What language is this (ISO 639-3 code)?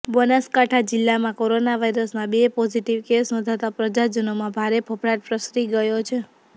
guj